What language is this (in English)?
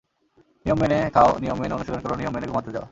Bangla